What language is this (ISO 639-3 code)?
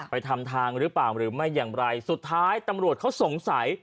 tha